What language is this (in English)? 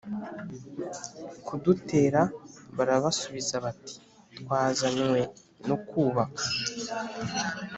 Kinyarwanda